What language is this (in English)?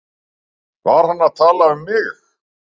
Icelandic